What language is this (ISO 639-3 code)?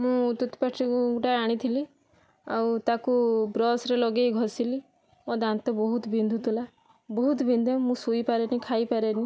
ori